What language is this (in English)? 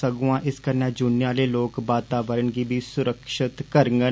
Dogri